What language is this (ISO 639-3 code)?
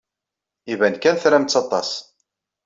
kab